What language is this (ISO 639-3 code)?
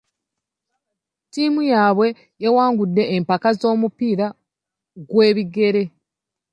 lug